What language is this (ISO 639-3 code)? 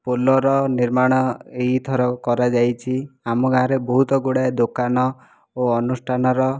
ori